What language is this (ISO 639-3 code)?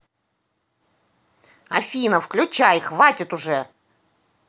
rus